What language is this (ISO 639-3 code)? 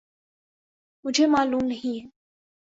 urd